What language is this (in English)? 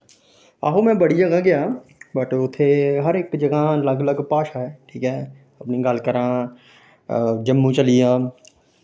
Dogri